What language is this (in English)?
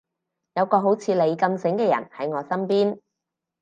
Cantonese